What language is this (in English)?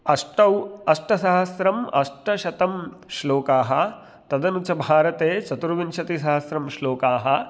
Sanskrit